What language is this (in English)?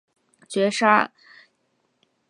Chinese